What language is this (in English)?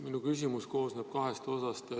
Estonian